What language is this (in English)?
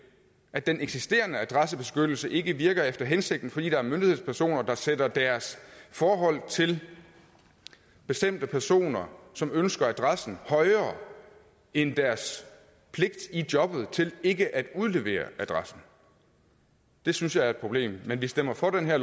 Danish